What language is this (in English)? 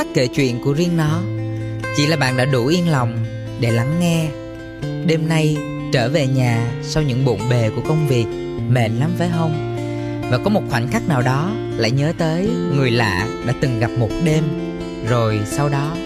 Vietnamese